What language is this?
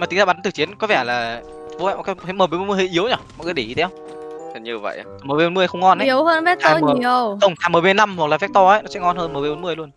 Vietnamese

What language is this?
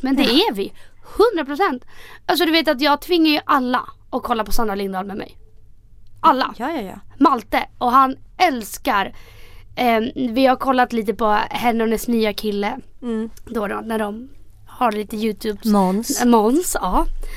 Swedish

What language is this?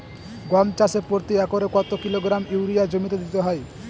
Bangla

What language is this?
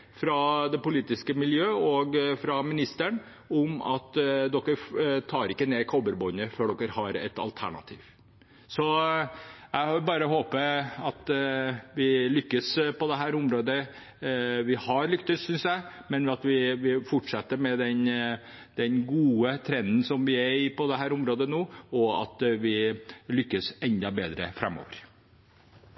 Norwegian Bokmål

